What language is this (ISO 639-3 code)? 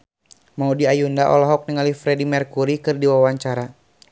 sun